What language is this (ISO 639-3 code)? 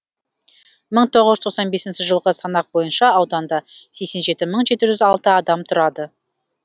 kaz